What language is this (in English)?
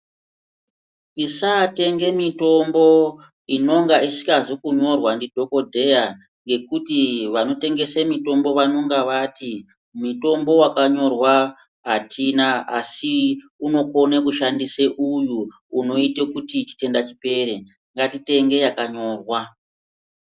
Ndau